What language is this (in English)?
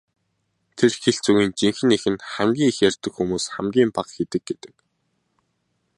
Mongolian